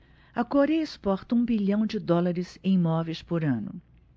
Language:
Portuguese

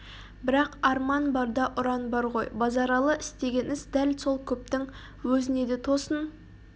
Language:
Kazakh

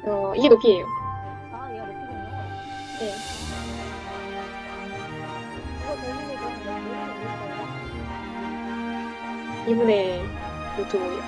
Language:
Korean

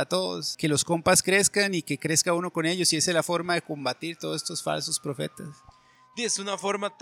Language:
Spanish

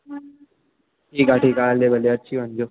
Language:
Sindhi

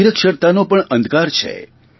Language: Gujarati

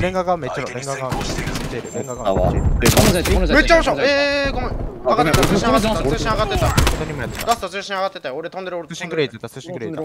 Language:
Japanese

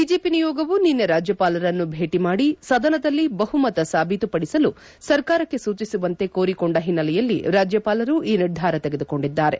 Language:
Kannada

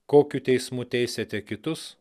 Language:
Lithuanian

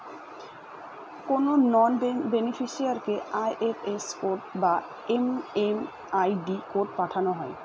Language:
Bangla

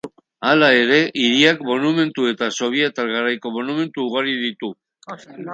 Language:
Basque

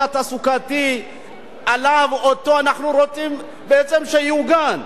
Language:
Hebrew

